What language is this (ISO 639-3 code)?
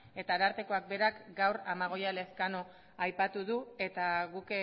eus